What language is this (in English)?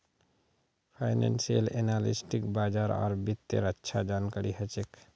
Magahi